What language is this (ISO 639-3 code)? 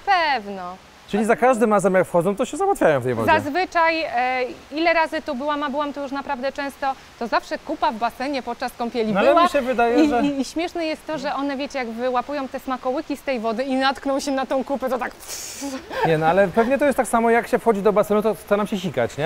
pol